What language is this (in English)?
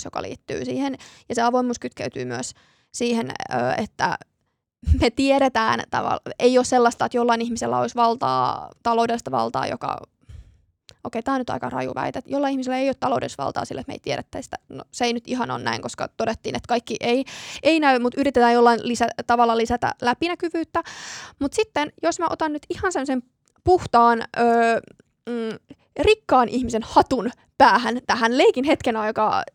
Finnish